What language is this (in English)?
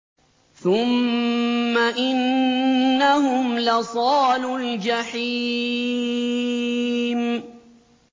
Arabic